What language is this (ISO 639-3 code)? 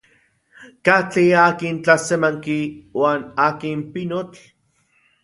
ncx